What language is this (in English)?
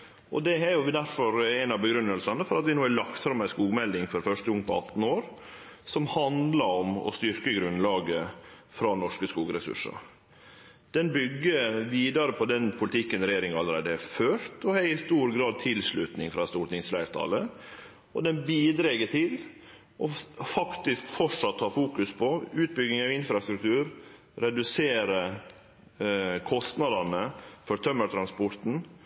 Norwegian Nynorsk